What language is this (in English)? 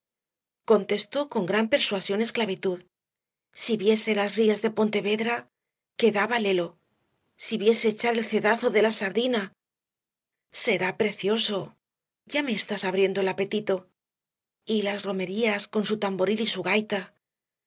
Spanish